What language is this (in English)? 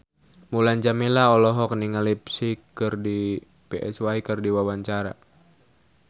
Sundanese